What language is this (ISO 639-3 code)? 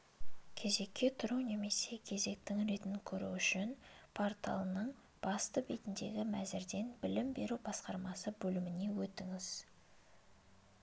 kaz